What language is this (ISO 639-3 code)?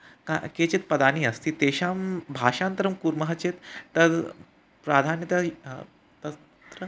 san